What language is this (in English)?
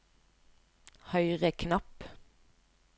Norwegian